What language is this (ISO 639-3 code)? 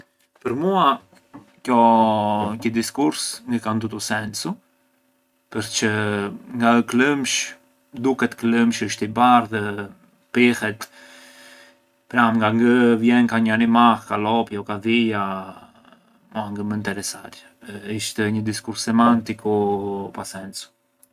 aae